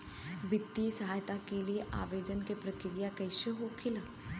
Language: Bhojpuri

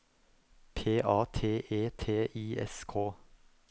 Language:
Norwegian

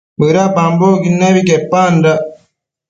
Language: Matsés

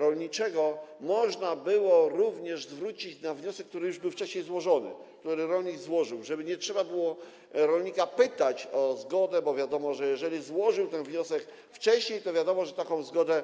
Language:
Polish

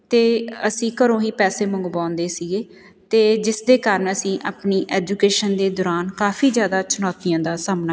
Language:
Punjabi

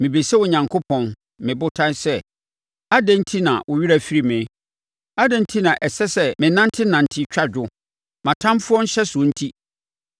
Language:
Akan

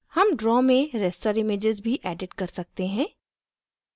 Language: Hindi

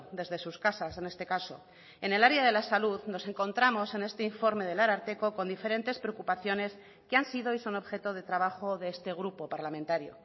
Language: Spanish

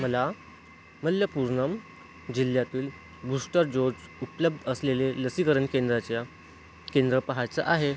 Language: Marathi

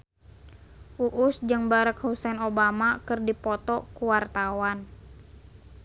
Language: Sundanese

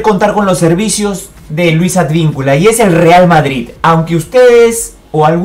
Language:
Spanish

